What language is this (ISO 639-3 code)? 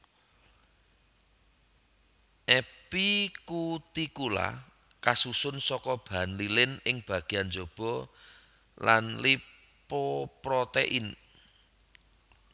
jav